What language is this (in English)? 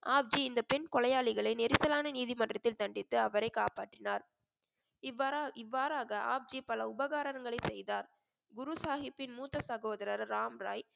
Tamil